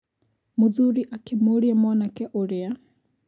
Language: Kikuyu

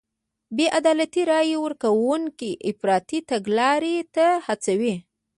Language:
Pashto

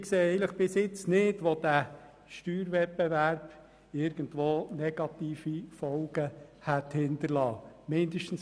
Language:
Swiss German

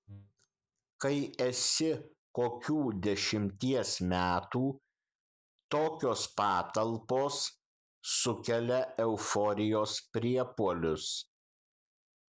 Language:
Lithuanian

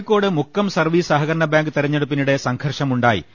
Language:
Malayalam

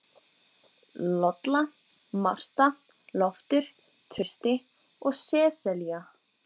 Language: Icelandic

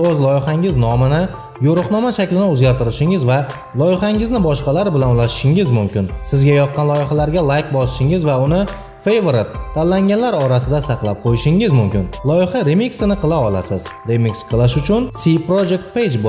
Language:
Indonesian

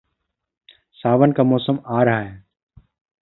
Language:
Hindi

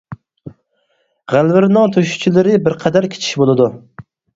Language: Uyghur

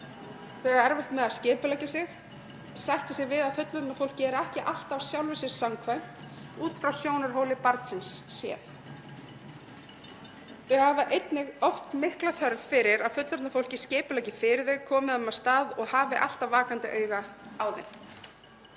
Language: Icelandic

